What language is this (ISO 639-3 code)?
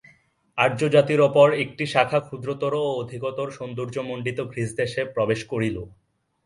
ben